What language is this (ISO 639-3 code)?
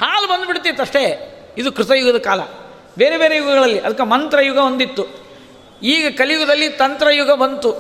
kan